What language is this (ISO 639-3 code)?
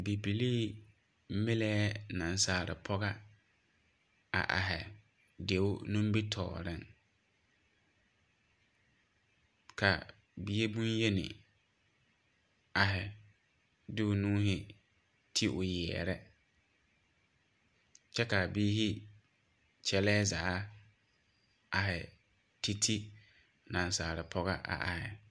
dga